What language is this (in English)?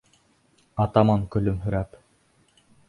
Bashkir